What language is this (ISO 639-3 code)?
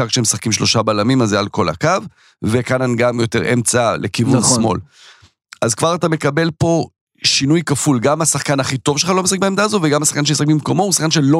heb